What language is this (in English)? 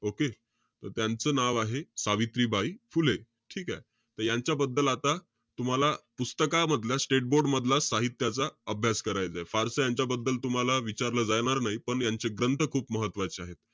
Marathi